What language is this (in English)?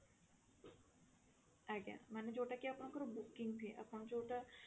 Odia